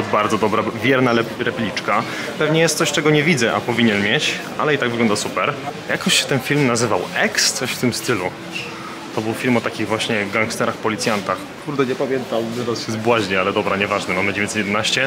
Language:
Polish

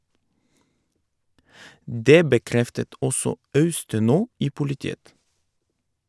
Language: Norwegian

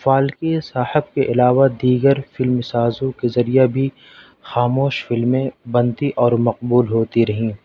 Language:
Urdu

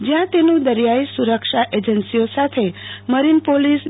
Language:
Gujarati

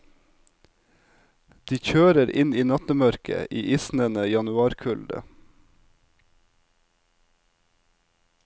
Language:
Norwegian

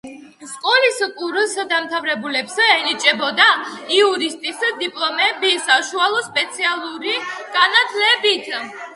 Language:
Georgian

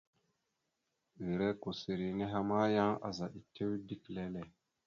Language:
Mada (Cameroon)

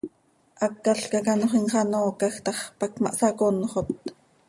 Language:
Seri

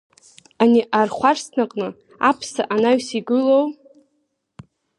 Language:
Abkhazian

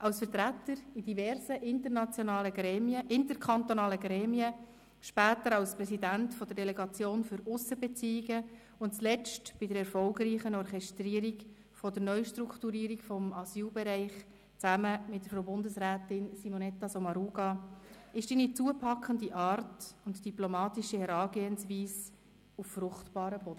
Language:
Swiss German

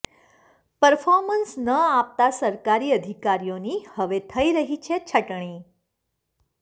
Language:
Gujarati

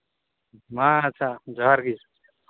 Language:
Santali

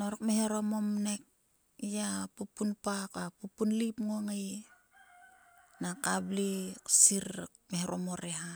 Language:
Sulka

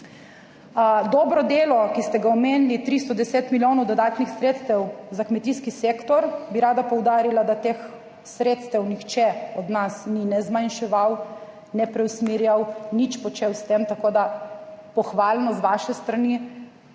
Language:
Slovenian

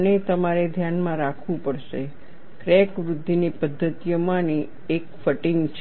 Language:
Gujarati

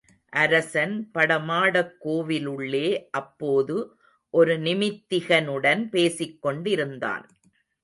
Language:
Tamil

